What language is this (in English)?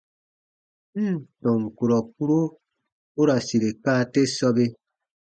Baatonum